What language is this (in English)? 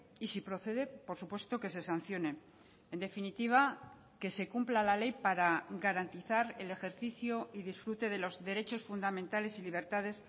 Spanish